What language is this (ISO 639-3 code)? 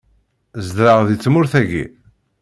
kab